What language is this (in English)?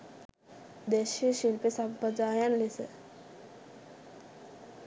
Sinhala